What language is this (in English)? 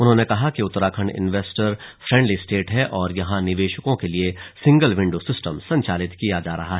Hindi